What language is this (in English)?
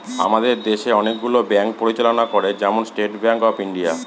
Bangla